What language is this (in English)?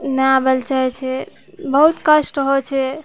Maithili